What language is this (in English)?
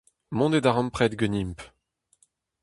Breton